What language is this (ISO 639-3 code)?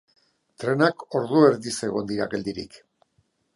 eus